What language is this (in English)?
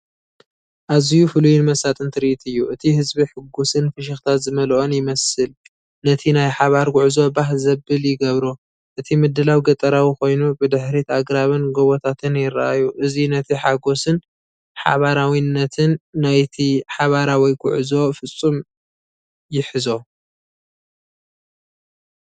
Tigrinya